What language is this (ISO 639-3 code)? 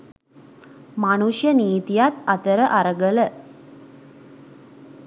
sin